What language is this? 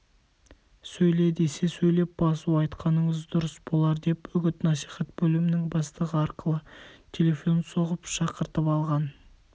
Kazakh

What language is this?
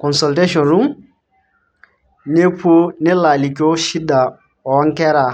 Masai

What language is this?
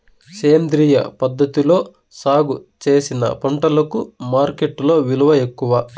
Telugu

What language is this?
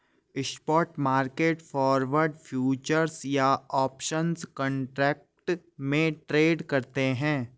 Hindi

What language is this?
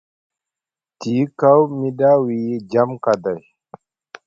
Musgu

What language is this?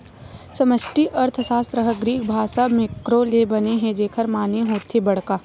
Chhattisgarhi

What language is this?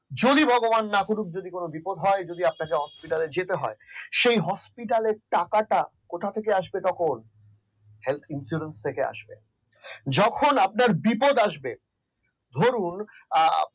Bangla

